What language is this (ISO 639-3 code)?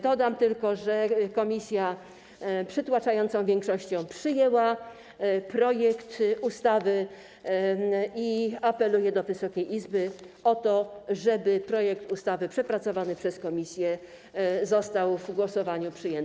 pol